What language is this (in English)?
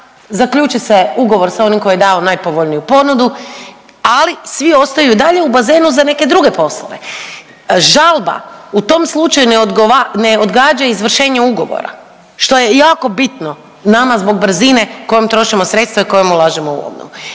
Croatian